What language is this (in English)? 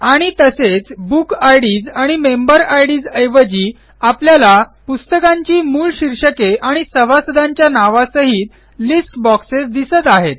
Marathi